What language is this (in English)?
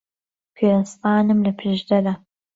Central Kurdish